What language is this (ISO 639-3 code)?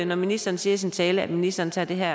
dan